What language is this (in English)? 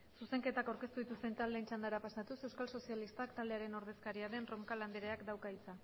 Basque